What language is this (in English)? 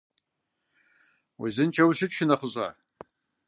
Kabardian